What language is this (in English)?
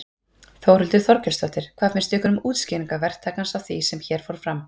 Icelandic